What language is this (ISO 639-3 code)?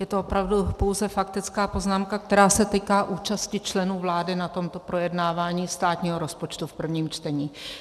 ces